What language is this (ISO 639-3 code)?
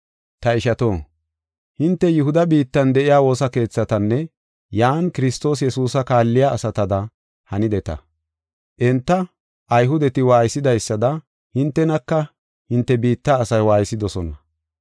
gof